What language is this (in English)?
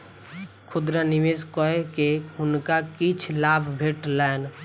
Maithili